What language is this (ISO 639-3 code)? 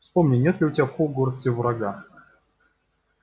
rus